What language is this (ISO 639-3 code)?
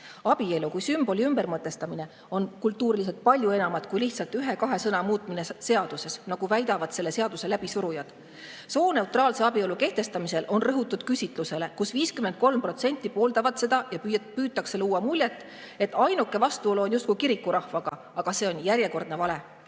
est